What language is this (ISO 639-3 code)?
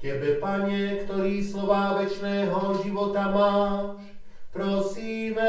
slk